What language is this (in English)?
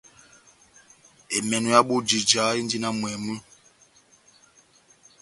Batanga